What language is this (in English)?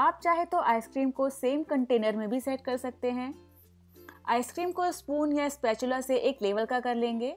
Hindi